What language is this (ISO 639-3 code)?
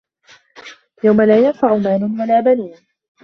ara